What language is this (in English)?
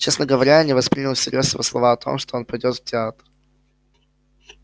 Russian